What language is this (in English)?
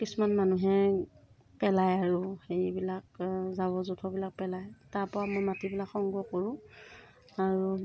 Assamese